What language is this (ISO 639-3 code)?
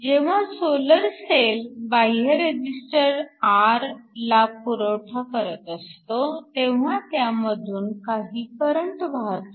mar